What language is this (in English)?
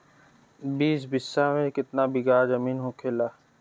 Bhojpuri